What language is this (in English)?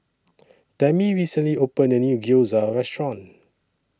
English